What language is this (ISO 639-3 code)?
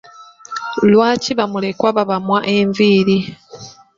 lug